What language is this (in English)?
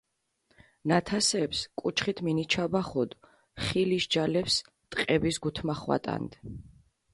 Mingrelian